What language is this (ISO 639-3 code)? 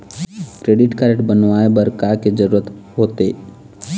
hne